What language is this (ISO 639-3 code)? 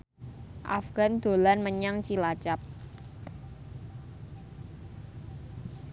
jav